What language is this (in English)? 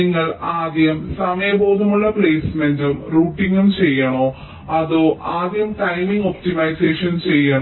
Malayalam